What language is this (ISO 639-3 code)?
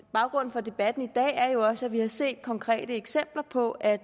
dan